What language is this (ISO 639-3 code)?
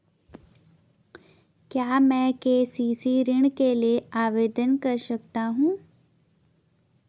hin